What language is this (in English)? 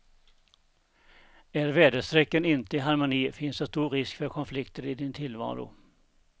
Swedish